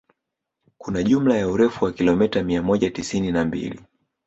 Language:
Swahili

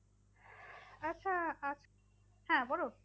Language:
Bangla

